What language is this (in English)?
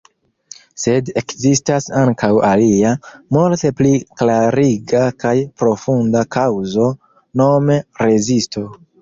Esperanto